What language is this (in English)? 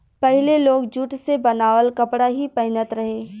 Bhojpuri